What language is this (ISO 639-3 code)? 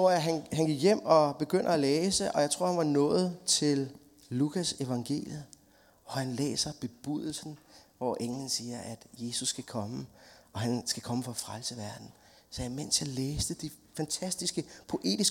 dan